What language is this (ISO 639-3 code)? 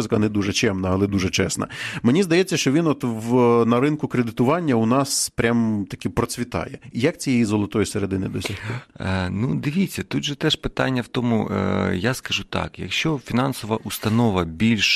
ukr